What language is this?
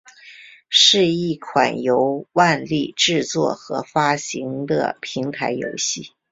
Chinese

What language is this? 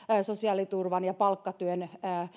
Finnish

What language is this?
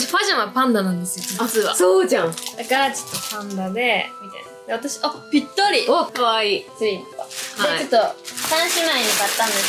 Japanese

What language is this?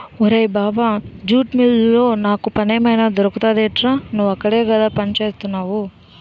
Telugu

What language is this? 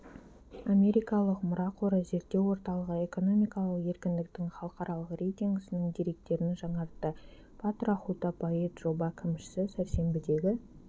Kazakh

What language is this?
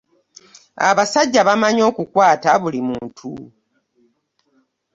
Ganda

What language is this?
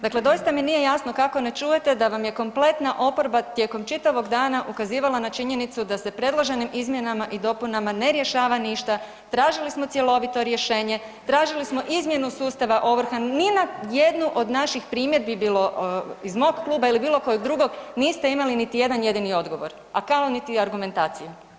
Croatian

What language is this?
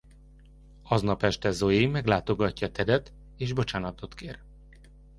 Hungarian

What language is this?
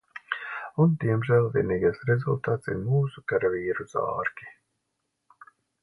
Latvian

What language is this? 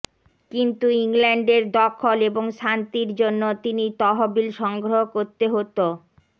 Bangla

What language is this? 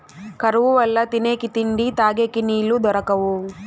Telugu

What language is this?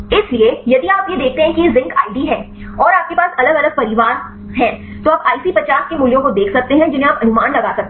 Hindi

